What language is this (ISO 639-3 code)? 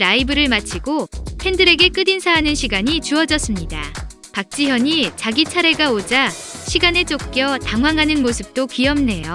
kor